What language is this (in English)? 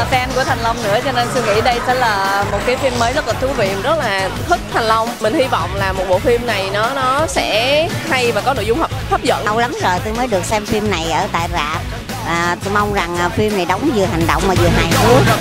Vietnamese